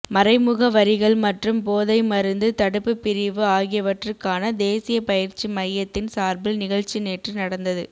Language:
Tamil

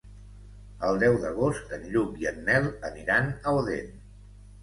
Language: Catalan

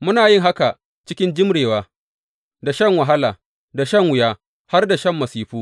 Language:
Hausa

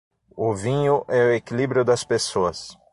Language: Portuguese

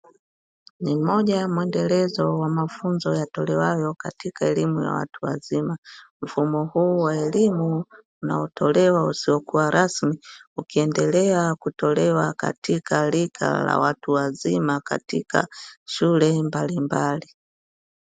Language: Swahili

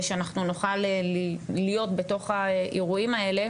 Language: Hebrew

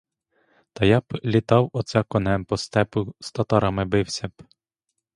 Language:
Ukrainian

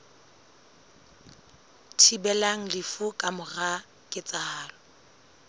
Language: Southern Sotho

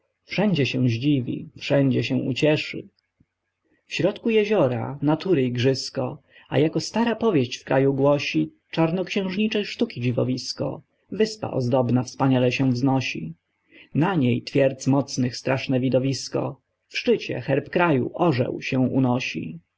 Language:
Polish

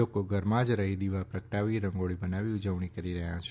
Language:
Gujarati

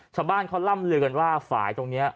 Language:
Thai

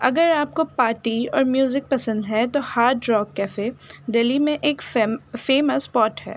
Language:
Urdu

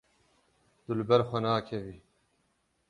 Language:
Kurdish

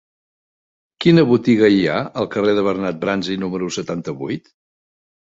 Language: Catalan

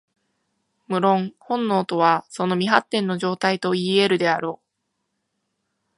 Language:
Japanese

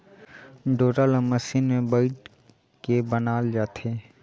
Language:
Chhattisgarhi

